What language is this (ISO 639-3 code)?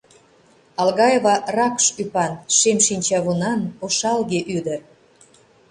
chm